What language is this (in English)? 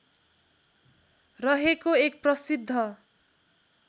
Nepali